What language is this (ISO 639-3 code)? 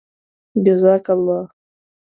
pus